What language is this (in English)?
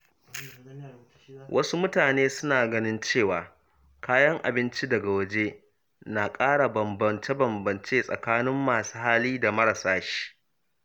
Hausa